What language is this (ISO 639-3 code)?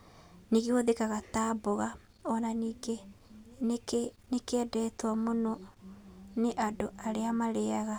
kik